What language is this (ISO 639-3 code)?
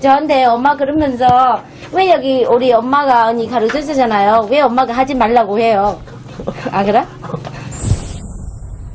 kor